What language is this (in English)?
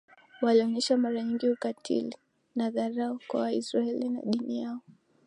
Swahili